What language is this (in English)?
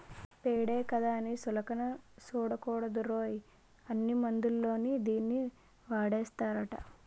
Telugu